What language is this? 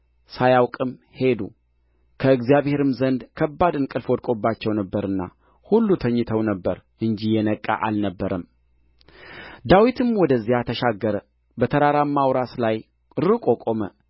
Amharic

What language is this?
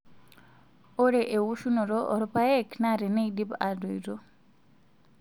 Masai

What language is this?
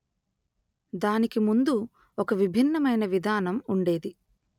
Telugu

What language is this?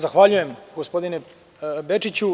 Serbian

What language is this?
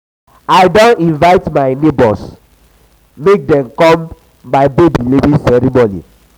Nigerian Pidgin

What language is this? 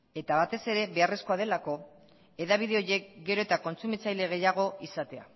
Basque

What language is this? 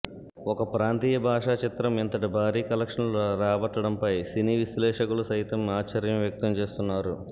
Telugu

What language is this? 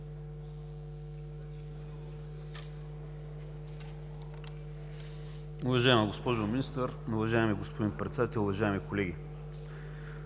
Bulgarian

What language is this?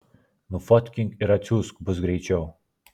Lithuanian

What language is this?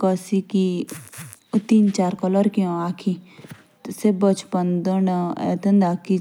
Jaunsari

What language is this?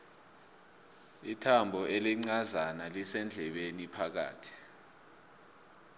South Ndebele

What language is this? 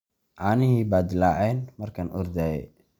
Somali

